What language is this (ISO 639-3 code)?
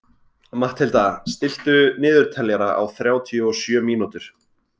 isl